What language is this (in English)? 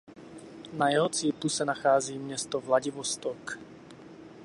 Czech